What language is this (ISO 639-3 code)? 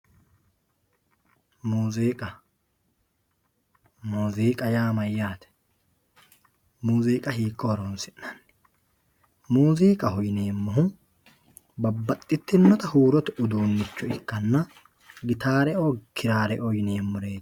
sid